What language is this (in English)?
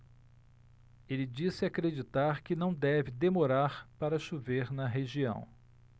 Portuguese